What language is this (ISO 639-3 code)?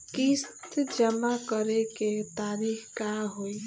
bho